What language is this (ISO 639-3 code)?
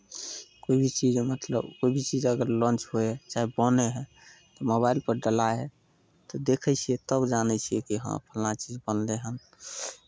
mai